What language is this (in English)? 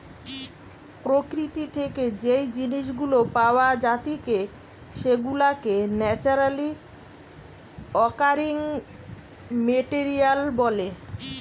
Bangla